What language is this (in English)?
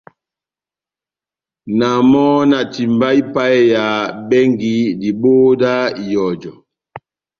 Batanga